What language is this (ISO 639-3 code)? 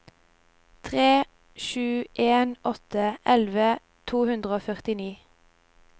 nor